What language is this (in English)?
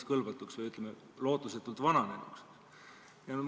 Estonian